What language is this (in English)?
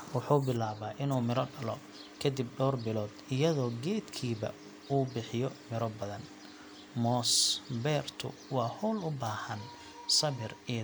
Somali